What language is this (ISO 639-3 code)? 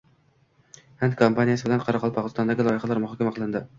uzb